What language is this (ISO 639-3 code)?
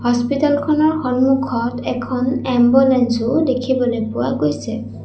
asm